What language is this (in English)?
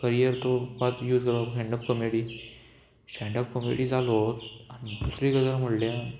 Konkani